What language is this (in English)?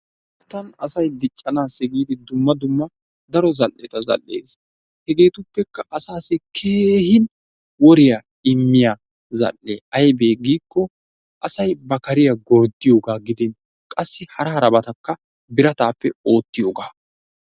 Wolaytta